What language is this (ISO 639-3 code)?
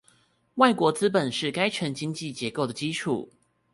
zho